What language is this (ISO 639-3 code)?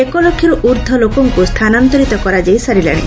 ori